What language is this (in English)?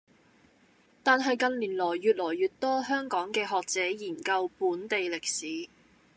Cantonese